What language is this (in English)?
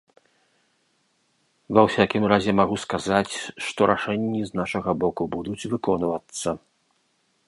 Belarusian